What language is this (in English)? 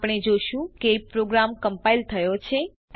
Gujarati